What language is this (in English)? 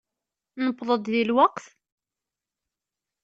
Kabyle